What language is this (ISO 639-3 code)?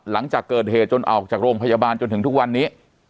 tha